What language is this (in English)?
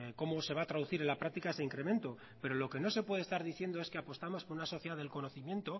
Spanish